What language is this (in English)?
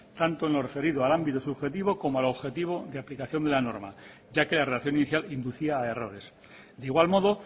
Spanish